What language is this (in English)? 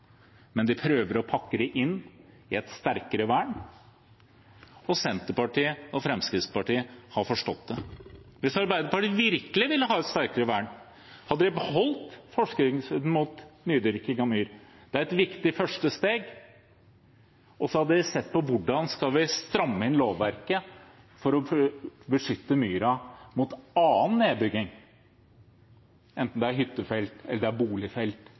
Norwegian Bokmål